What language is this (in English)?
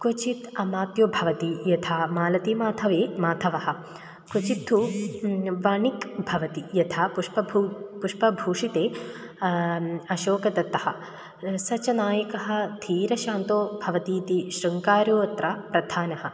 Sanskrit